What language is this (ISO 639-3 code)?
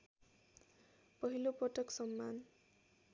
nep